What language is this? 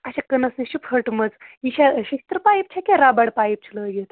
Kashmiri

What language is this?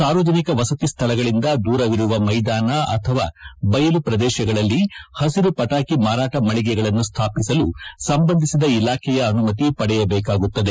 Kannada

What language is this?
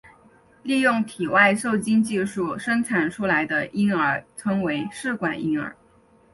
Chinese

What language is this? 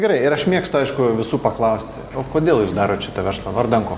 Lithuanian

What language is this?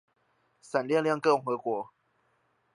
Chinese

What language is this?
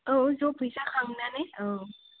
Bodo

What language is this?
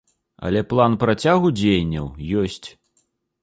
Belarusian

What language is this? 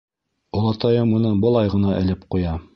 Bashkir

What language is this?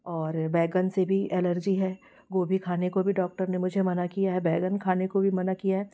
Hindi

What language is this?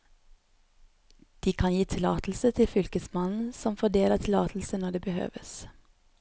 Norwegian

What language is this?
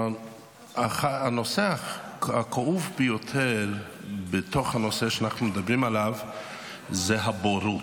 Hebrew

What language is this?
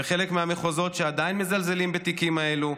Hebrew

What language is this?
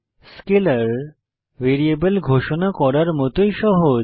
Bangla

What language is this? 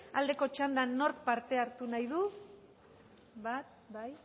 Basque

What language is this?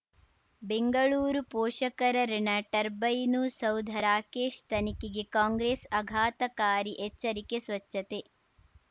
Kannada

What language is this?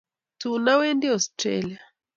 Kalenjin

